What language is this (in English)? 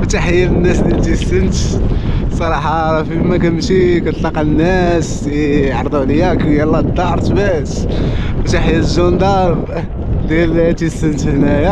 Arabic